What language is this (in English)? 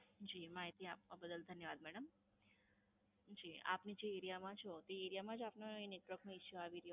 Gujarati